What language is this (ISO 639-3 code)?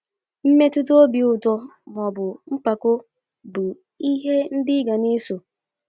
ibo